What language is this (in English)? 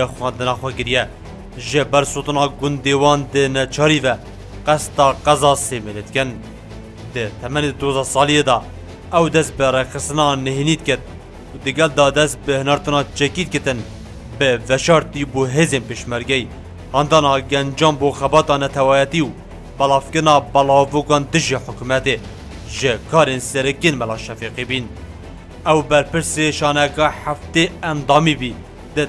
Turkish